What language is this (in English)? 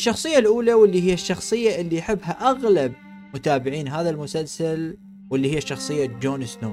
Arabic